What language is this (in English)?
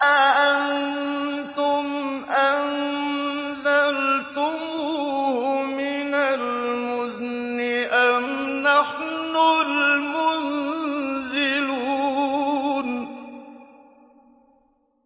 Arabic